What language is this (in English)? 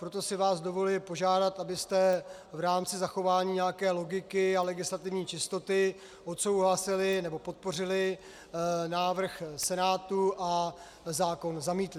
Czech